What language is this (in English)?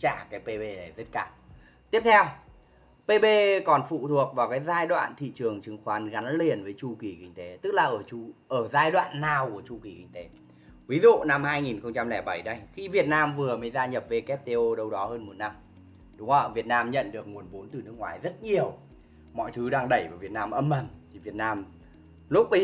Vietnamese